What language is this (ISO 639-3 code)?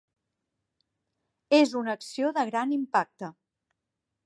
cat